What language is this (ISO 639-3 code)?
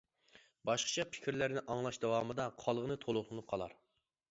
uig